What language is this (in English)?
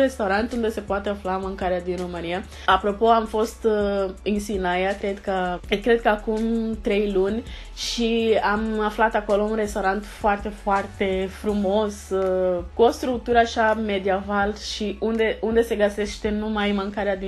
Romanian